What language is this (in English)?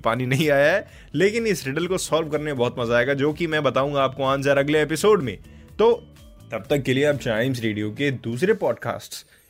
Hindi